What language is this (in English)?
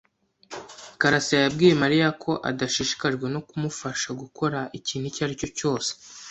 Kinyarwanda